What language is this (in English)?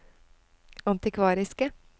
Norwegian